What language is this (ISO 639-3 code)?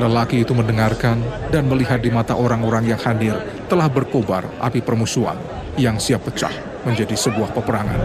ind